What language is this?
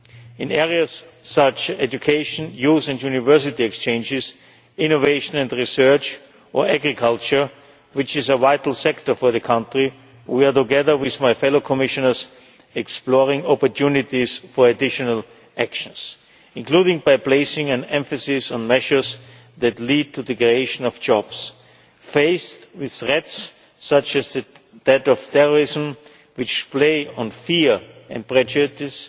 English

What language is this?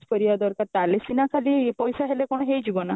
Odia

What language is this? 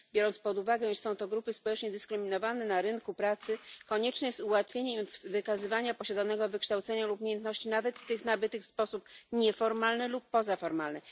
Polish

